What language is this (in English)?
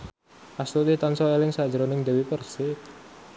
Javanese